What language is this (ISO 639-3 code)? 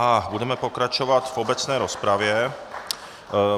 ces